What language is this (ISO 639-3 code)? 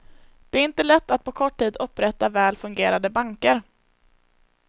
swe